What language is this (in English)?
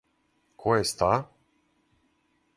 Serbian